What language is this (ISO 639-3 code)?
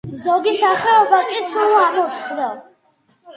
kat